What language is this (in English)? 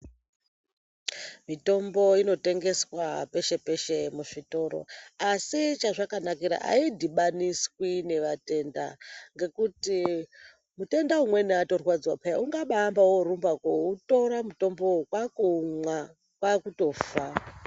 Ndau